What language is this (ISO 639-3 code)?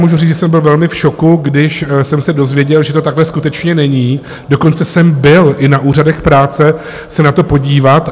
ces